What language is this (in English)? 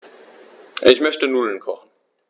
German